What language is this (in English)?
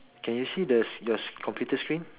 English